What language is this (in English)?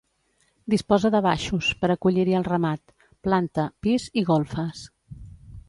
Catalan